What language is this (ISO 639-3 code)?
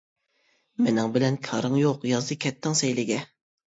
uig